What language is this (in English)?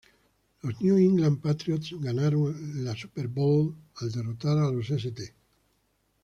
Spanish